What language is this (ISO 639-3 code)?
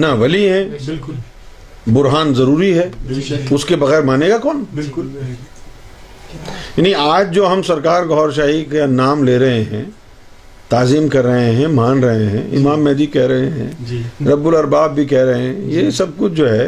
urd